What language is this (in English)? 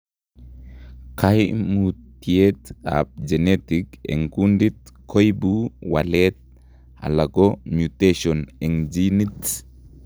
Kalenjin